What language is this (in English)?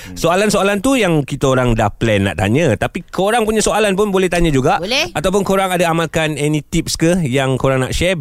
Malay